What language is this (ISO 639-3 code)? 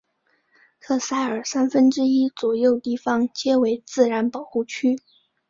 zho